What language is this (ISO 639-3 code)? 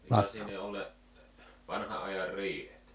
fin